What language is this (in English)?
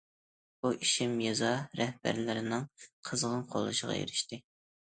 Uyghur